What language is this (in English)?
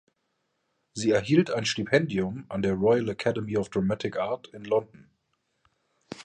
German